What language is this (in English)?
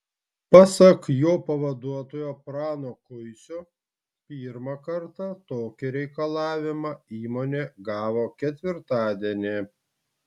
Lithuanian